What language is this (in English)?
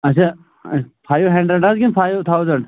Kashmiri